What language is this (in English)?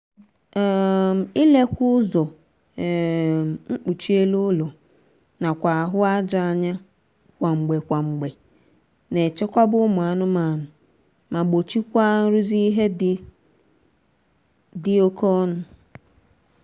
Igbo